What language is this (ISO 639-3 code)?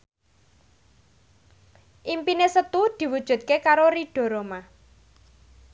jav